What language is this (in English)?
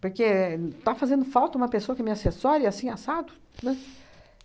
Portuguese